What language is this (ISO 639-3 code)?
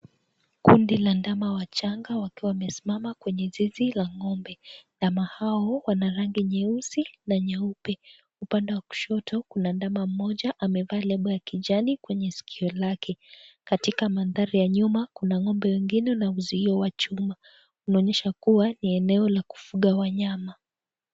swa